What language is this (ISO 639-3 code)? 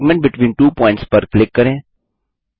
hin